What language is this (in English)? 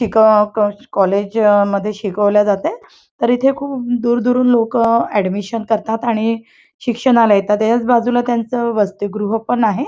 Marathi